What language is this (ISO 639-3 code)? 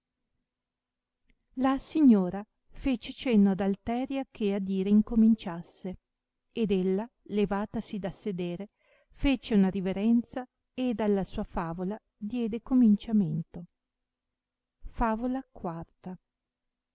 ita